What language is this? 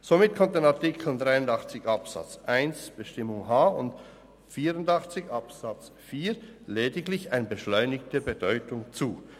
Swiss German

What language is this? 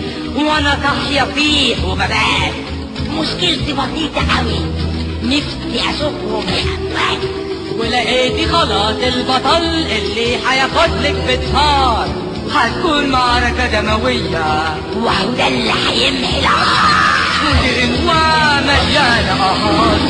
Arabic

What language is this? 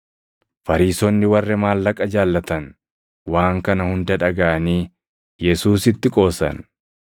Oromo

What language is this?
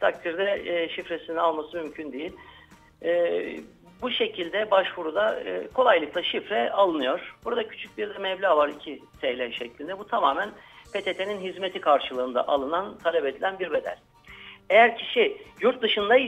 Turkish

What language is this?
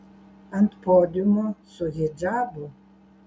Lithuanian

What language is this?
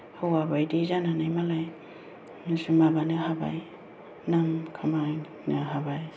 Bodo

